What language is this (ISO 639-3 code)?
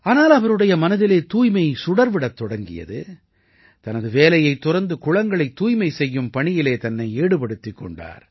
tam